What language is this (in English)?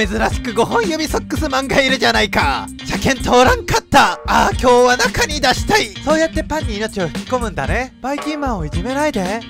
Japanese